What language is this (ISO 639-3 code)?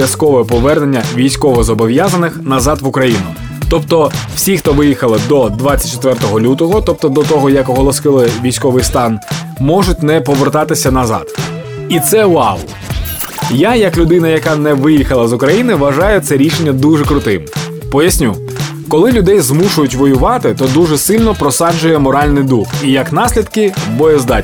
ukr